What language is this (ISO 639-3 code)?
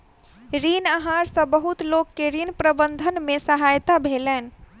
mai